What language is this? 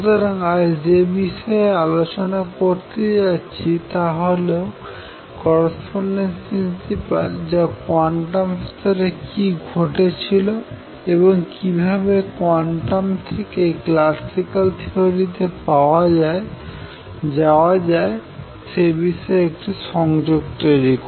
Bangla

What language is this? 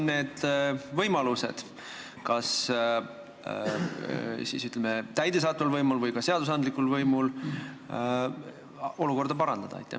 Estonian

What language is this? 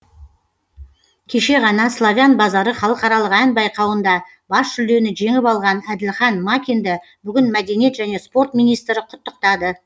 Kazakh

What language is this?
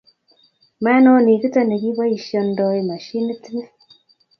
Kalenjin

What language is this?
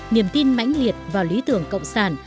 Vietnamese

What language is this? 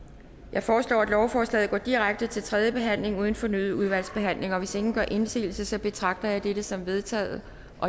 Danish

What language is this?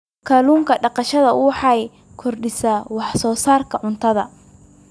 Somali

